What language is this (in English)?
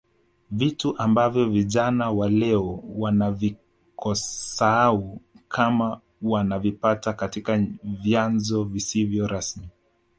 Swahili